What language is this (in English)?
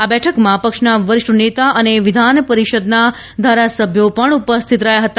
Gujarati